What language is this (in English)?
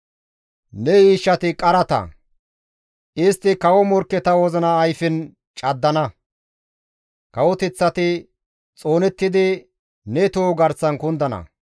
Gamo